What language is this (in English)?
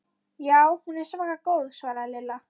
Icelandic